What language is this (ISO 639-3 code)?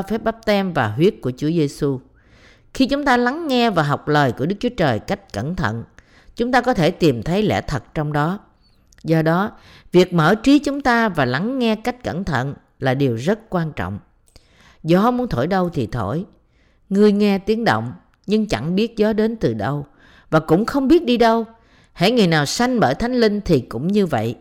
vie